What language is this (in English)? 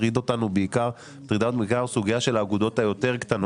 Hebrew